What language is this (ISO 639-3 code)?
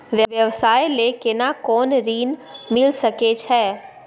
mai